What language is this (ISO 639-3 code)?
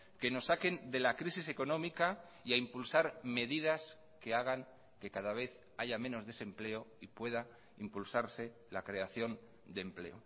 spa